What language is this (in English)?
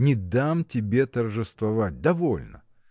Russian